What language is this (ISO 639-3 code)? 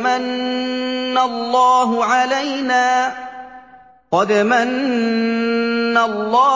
ara